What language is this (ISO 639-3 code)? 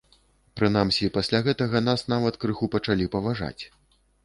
bel